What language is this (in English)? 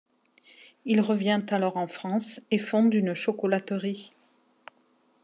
French